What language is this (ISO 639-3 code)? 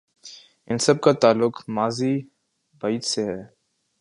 urd